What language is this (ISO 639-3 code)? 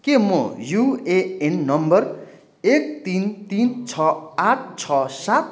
nep